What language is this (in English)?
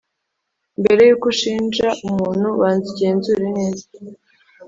Kinyarwanda